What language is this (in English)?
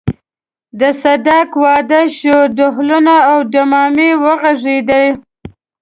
Pashto